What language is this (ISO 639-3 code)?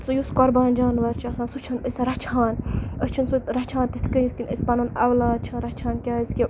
kas